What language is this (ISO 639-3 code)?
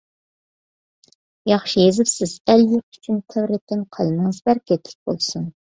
uig